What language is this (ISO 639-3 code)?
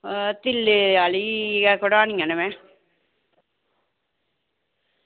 doi